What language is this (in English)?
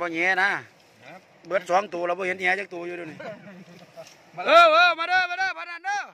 Thai